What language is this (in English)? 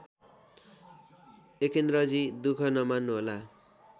Nepali